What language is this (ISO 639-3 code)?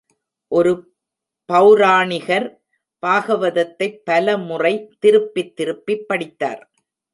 tam